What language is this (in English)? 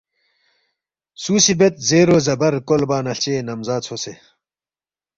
Balti